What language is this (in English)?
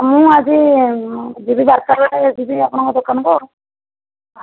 Odia